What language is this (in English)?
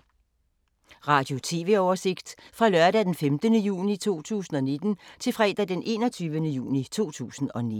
Danish